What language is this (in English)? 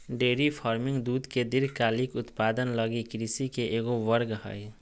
Magahi